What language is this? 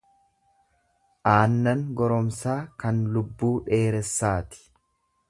Oromo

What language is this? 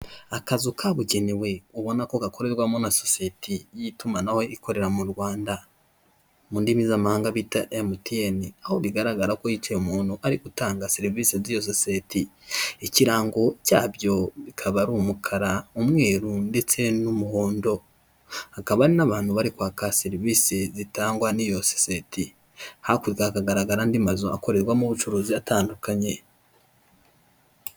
Kinyarwanda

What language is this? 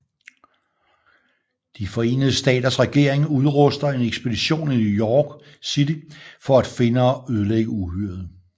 Danish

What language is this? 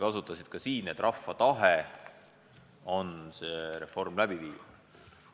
Estonian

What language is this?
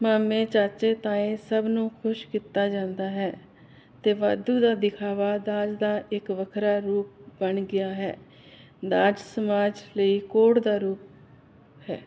Punjabi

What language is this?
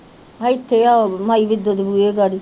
Punjabi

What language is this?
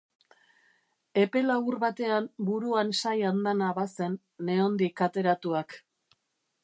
Basque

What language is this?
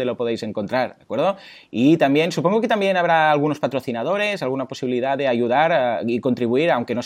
Spanish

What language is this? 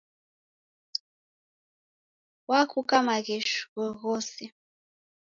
Taita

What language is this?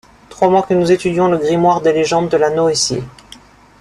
French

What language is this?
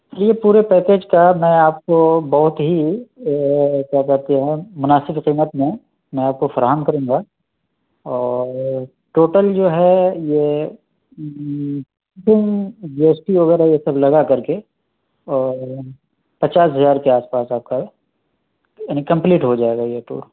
Urdu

